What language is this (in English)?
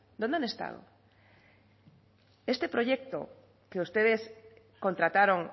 Spanish